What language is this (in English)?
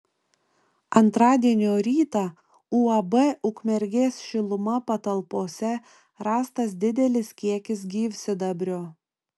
Lithuanian